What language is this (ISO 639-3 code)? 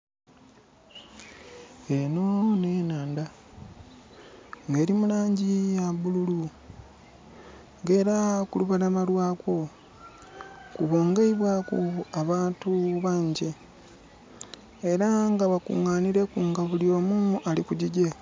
xog